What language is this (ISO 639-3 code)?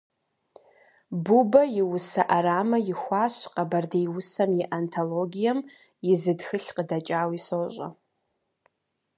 kbd